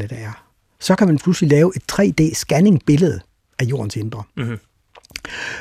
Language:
Danish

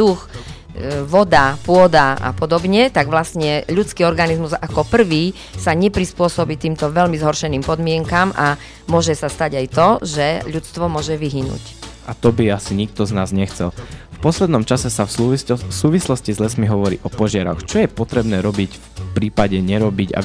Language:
Slovak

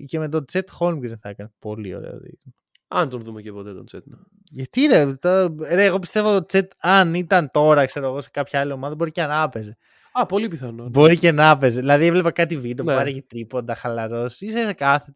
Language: Greek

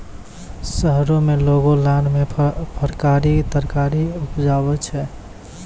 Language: Maithili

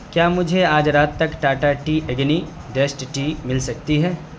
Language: Urdu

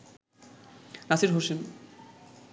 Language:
Bangla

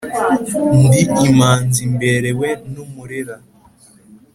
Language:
Kinyarwanda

